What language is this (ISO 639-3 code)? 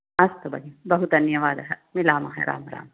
san